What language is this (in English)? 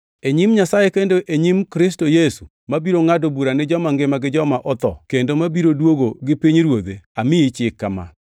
Luo (Kenya and Tanzania)